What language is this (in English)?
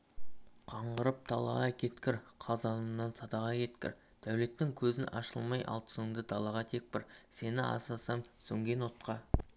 Kazakh